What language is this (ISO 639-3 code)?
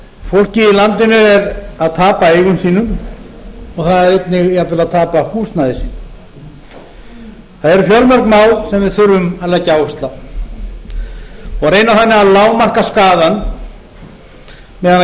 isl